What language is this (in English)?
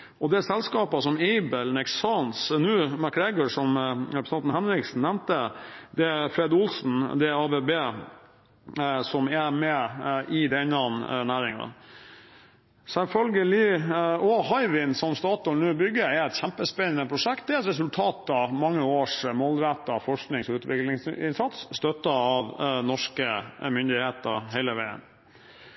Norwegian Bokmål